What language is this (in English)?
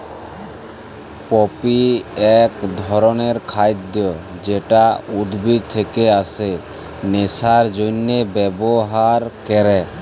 Bangla